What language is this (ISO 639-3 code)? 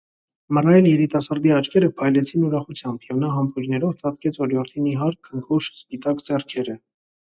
hye